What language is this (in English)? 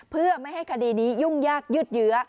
Thai